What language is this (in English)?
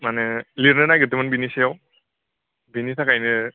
Bodo